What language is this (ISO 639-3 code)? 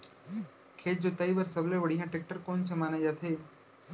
hne